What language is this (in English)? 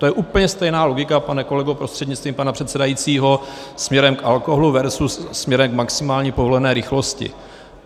Czech